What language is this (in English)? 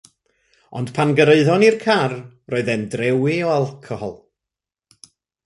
Welsh